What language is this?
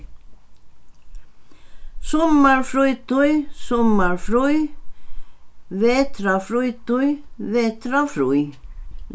Faroese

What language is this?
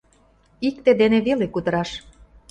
Mari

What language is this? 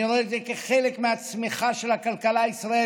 Hebrew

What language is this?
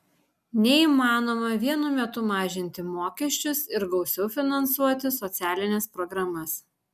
Lithuanian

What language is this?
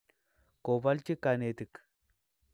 Kalenjin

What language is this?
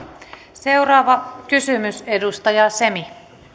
Finnish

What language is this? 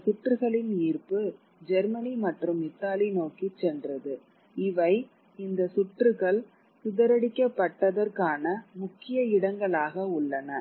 Tamil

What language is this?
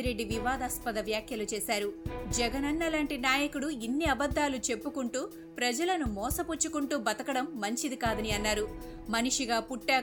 Telugu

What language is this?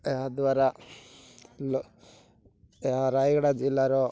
Odia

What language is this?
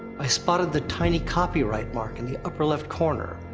English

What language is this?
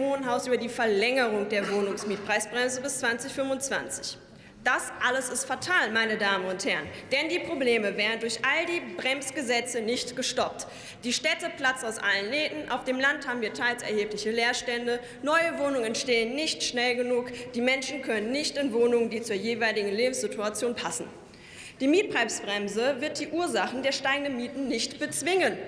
German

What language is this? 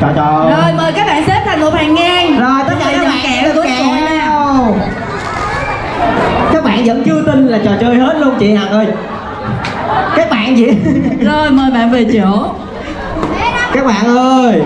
Vietnamese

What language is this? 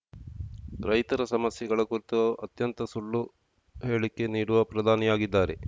Kannada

